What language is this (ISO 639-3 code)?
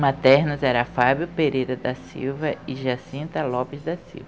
por